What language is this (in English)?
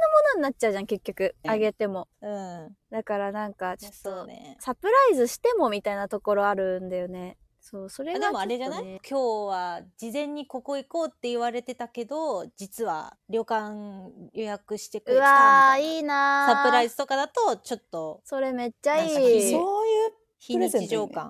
Japanese